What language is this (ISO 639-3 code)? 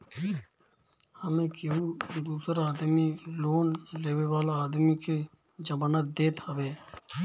bho